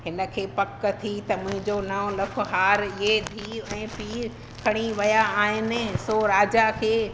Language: Sindhi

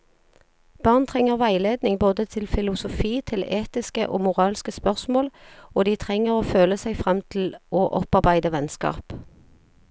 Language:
Norwegian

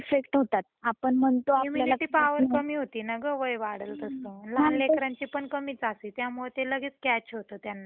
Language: Marathi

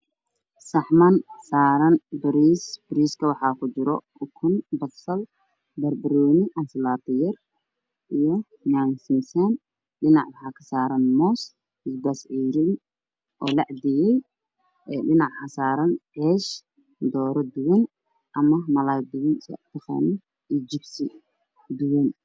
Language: Somali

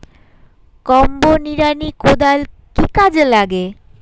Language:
Bangla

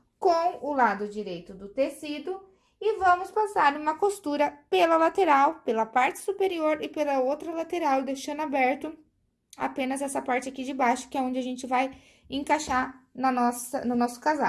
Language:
Portuguese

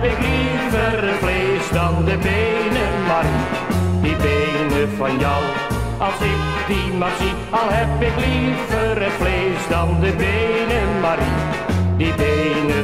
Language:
Dutch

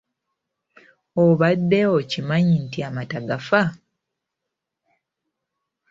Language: Ganda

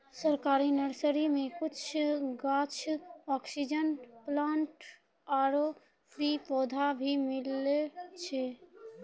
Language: Maithili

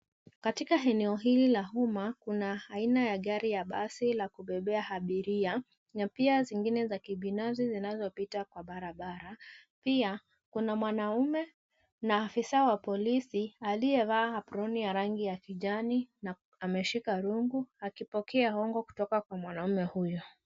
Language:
Swahili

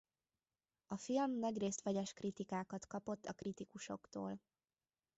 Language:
Hungarian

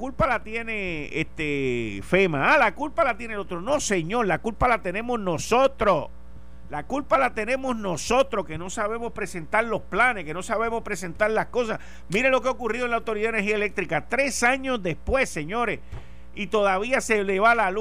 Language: Spanish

